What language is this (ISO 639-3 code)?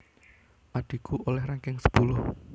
jav